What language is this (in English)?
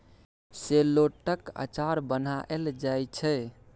Maithili